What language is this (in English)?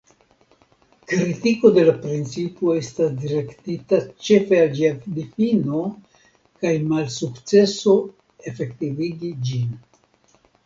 Esperanto